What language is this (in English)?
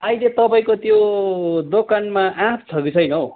Nepali